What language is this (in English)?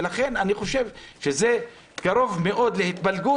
Hebrew